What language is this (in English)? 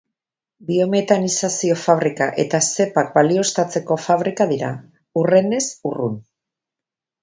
Basque